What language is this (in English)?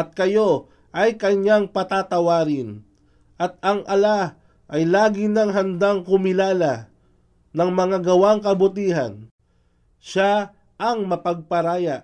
Filipino